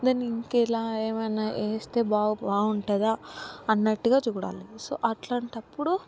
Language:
Telugu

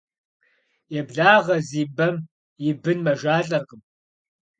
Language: Kabardian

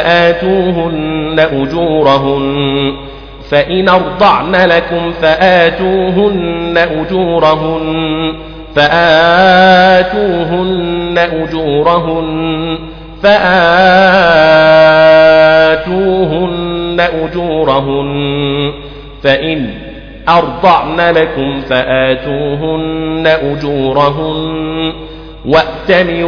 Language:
Arabic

